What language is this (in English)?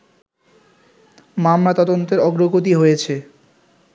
Bangla